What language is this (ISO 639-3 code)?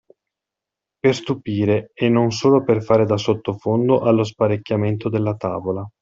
ita